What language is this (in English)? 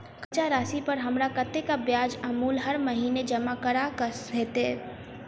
Maithili